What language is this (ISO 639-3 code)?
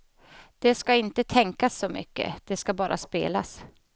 swe